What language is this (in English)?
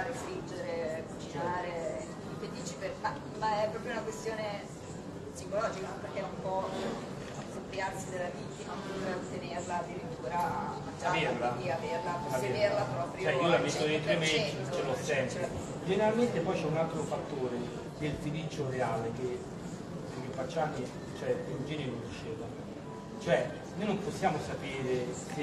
Italian